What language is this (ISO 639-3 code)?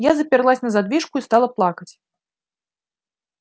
rus